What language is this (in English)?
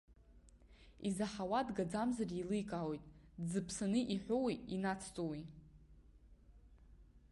Abkhazian